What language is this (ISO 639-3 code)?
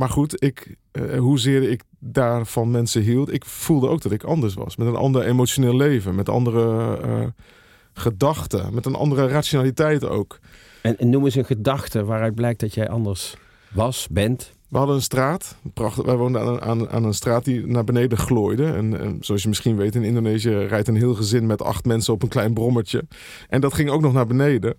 nld